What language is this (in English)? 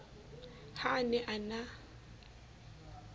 Southern Sotho